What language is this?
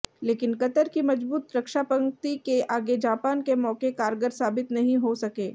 Hindi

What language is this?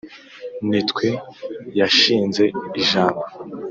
Kinyarwanda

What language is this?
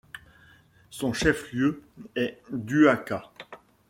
French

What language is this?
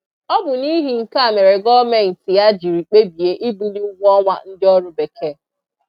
Igbo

